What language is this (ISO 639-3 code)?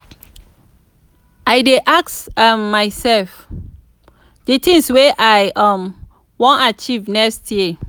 pcm